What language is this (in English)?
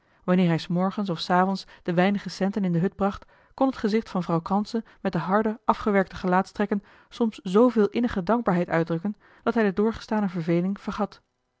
Dutch